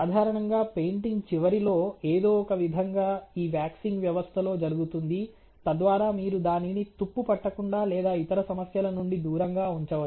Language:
Telugu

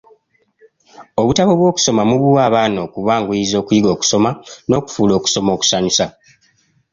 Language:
Ganda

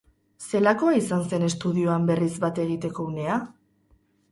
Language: Basque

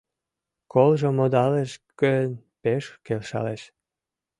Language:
Mari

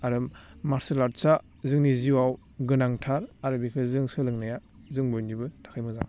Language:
Bodo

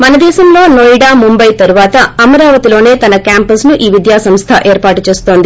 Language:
Telugu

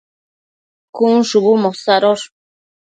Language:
Matsés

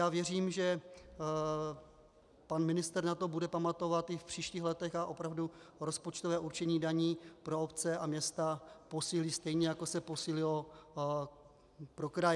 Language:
Czech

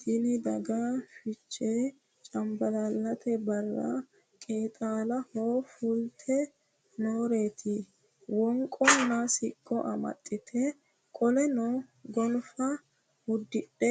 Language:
Sidamo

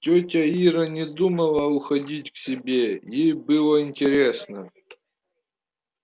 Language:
Russian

